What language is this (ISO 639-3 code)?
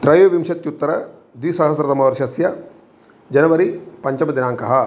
san